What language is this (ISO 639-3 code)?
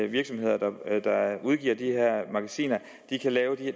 dan